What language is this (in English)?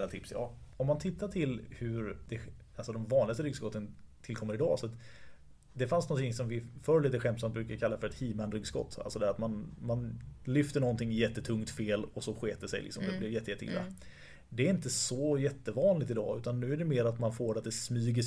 Swedish